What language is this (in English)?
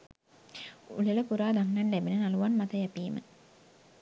Sinhala